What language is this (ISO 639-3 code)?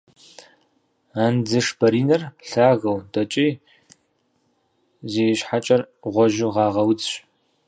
kbd